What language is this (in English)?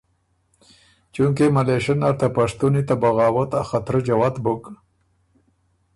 Ormuri